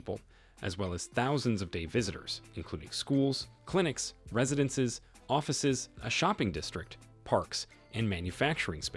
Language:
English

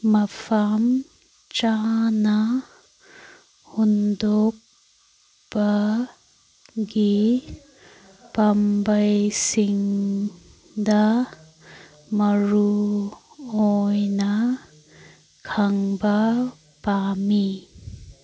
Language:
Manipuri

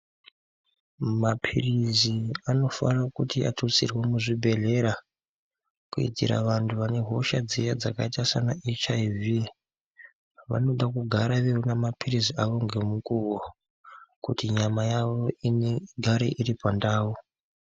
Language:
Ndau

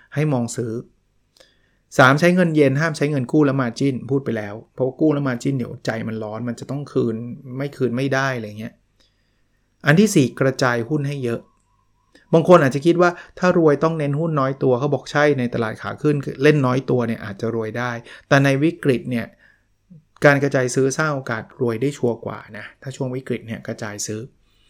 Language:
Thai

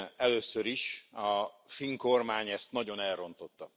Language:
Hungarian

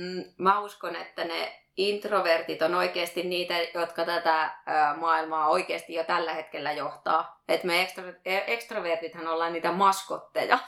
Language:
Finnish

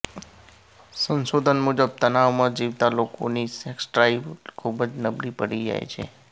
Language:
Gujarati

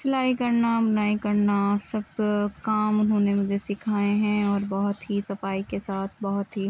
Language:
Urdu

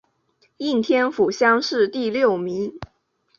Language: Chinese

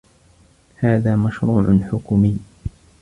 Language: Arabic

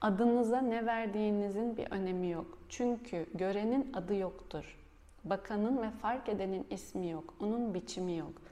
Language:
Turkish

